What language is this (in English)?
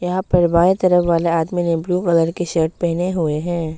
Hindi